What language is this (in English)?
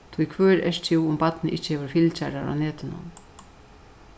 Faroese